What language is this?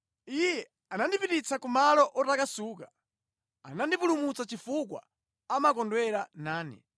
Nyanja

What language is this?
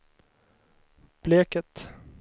Swedish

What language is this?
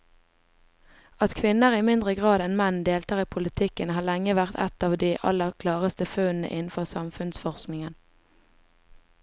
Norwegian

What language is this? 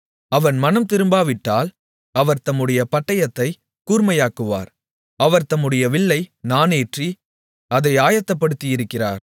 Tamil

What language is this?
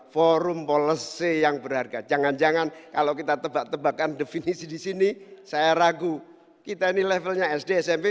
Indonesian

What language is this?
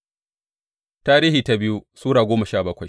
Hausa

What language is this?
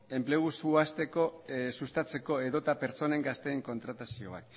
Basque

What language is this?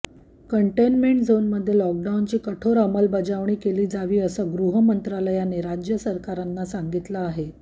Marathi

